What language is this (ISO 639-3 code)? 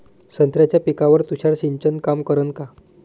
mar